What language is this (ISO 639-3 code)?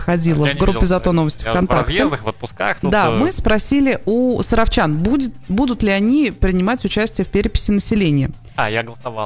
rus